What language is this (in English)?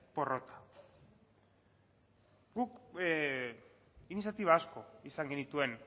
Basque